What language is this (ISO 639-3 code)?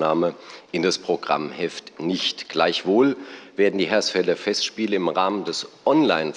deu